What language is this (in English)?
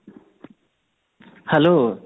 Odia